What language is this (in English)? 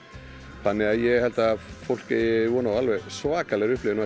Icelandic